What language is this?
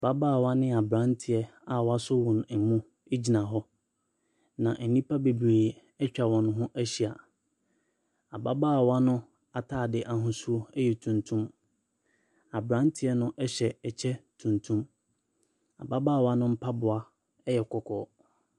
Akan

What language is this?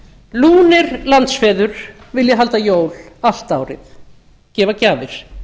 Icelandic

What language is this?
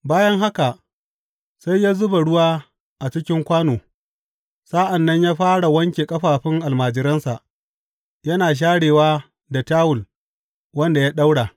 Hausa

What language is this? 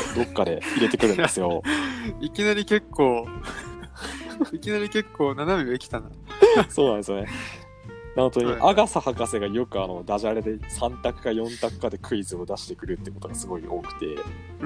Japanese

